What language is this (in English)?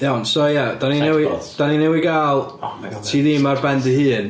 Welsh